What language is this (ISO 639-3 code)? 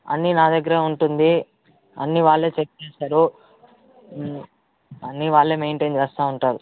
tel